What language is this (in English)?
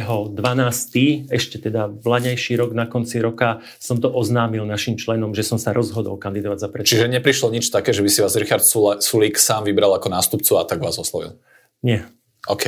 Slovak